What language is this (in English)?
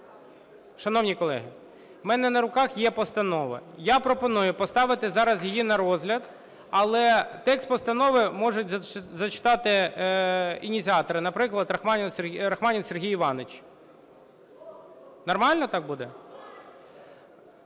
Ukrainian